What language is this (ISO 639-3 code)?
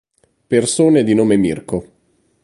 ita